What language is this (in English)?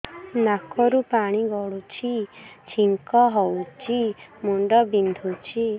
Odia